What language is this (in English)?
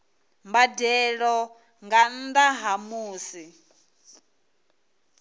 Venda